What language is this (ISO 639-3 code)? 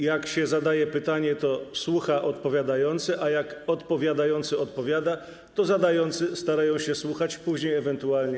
pol